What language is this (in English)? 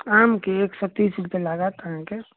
Maithili